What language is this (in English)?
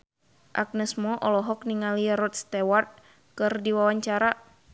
Sundanese